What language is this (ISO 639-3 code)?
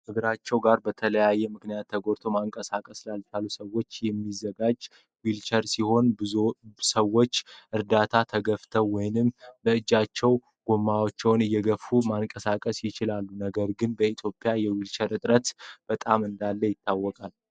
amh